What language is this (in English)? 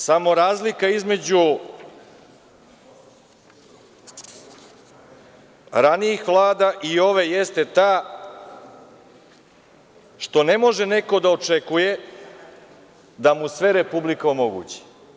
Serbian